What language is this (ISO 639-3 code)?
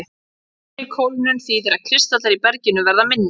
isl